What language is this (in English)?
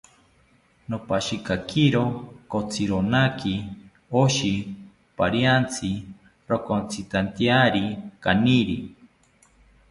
South Ucayali Ashéninka